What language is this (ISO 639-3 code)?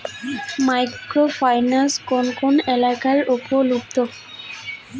ben